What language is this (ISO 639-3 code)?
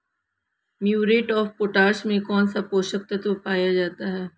hin